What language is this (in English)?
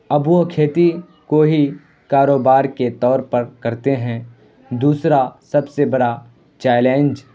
Urdu